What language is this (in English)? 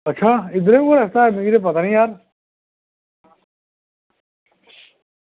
Dogri